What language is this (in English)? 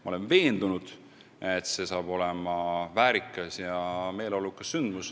Estonian